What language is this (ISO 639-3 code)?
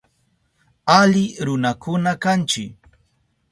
qup